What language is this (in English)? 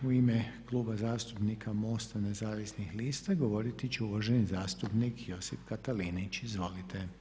Croatian